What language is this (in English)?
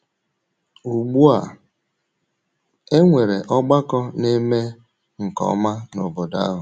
Igbo